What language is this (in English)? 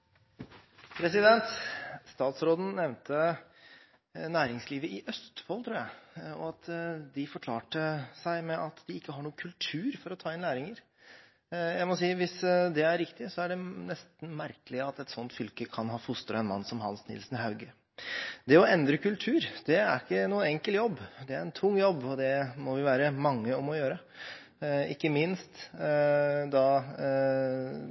Norwegian Bokmål